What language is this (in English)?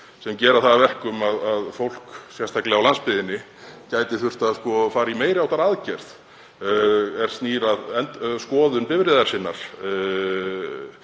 Icelandic